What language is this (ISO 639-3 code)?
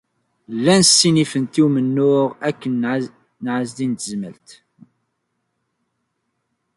kab